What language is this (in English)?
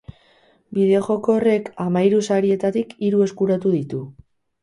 Basque